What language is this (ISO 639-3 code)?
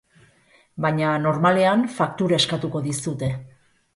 eus